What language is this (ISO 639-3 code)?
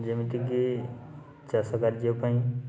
ori